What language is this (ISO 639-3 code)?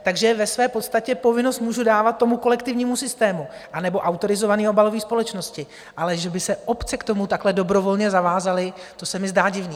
ces